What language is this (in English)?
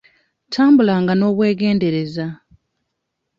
Ganda